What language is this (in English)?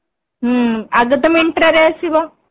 Odia